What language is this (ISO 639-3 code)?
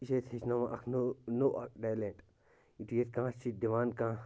kas